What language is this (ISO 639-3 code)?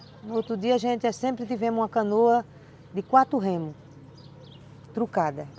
por